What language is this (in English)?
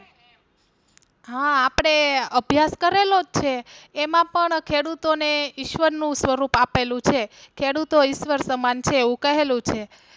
Gujarati